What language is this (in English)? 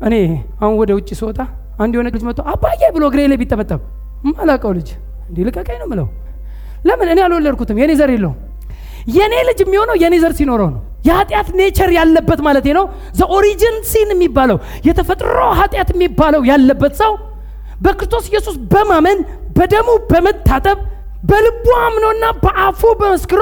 Amharic